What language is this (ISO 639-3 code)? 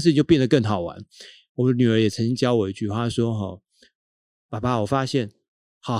zho